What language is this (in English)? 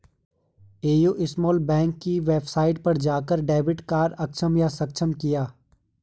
Hindi